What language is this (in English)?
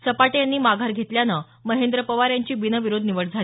Marathi